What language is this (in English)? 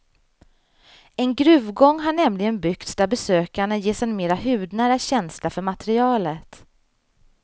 Swedish